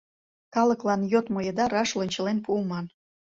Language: Mari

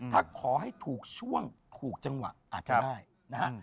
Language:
Thai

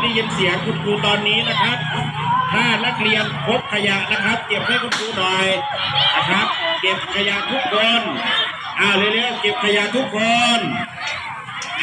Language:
Thai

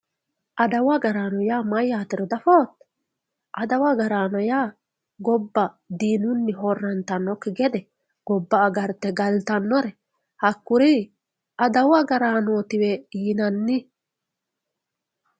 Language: Sidamo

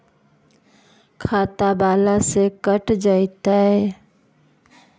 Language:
Magahi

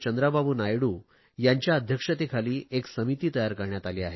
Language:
Marathi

